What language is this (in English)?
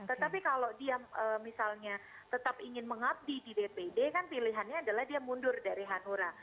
Indonesian